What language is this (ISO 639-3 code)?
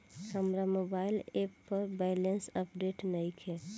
bho